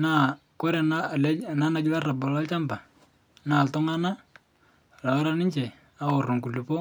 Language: Masai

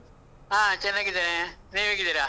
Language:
Kannada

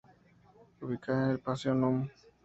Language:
Spanish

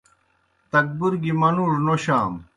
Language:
Kohistani Shina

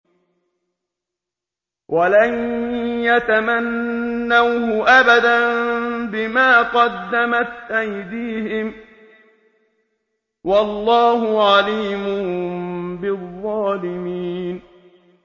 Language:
Arabic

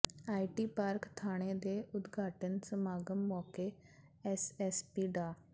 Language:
Punjabi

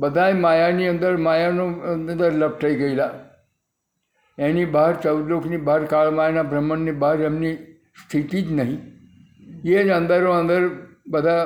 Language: Gujarati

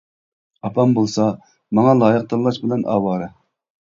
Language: Uyghur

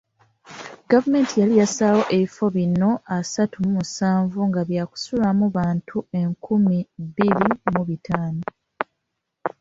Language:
Ganda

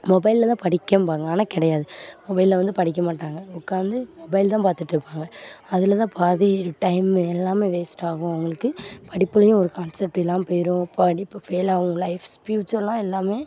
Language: Tamil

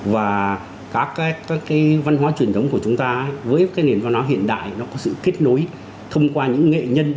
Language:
Vietnamese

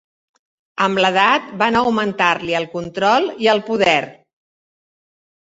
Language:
Catalan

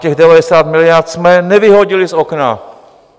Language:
Czech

